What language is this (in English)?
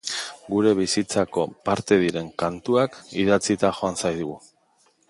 Basque